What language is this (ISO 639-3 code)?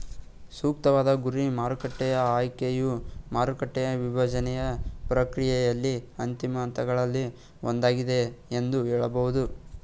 kan